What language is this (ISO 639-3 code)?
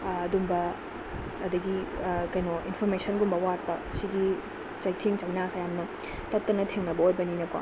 mni